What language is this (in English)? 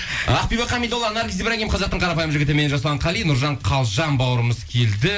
Kazakh